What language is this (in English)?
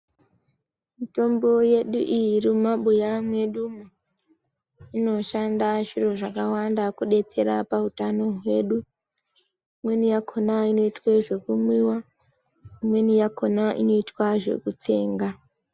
Ndau